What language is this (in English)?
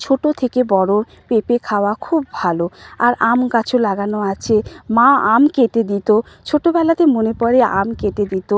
Bangla